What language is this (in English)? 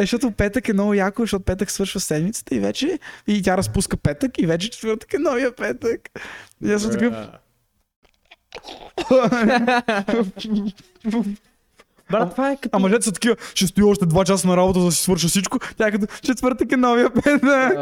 Bulgarian